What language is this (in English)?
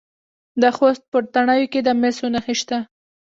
Pashto